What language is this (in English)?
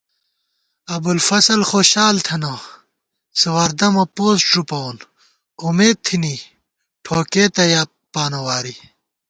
Gawar-Bati